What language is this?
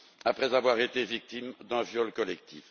French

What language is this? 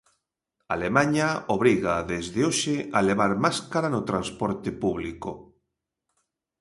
Galician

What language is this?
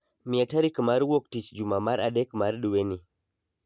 Luo (Kenya and Tanzania)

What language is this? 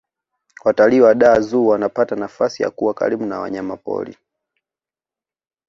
Swahili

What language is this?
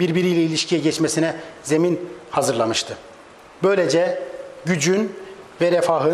Turkish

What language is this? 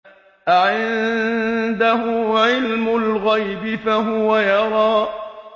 Arabic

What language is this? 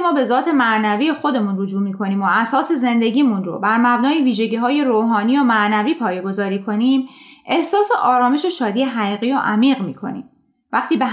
Persian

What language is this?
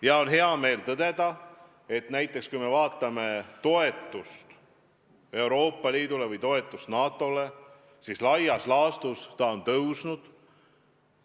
Estonian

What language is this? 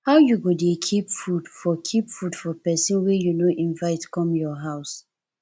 Nigerian Pidgin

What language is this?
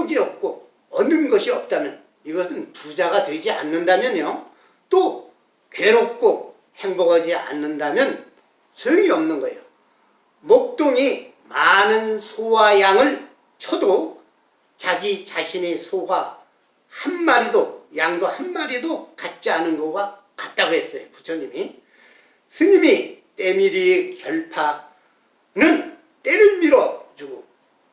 Korean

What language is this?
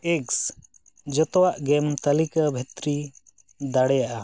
Santali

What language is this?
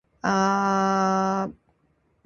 Indonesian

